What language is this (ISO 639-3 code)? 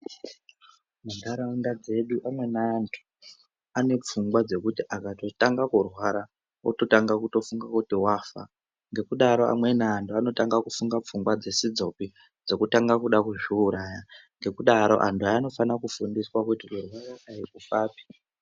ndc